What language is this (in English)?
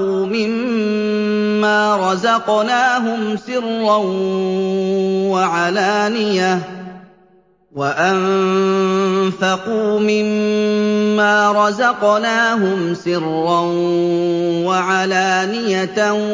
Arabic